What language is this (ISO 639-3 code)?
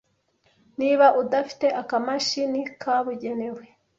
kin